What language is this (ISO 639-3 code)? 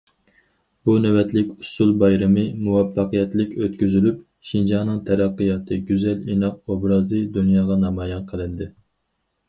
uig